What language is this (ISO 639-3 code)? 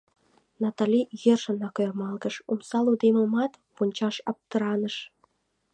chm